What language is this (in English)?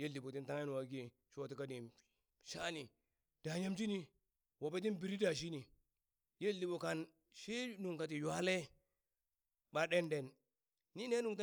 Burak